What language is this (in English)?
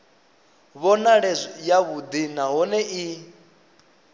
Venda